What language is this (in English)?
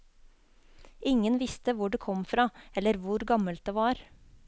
Norwegian